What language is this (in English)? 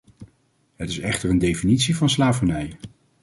Dutch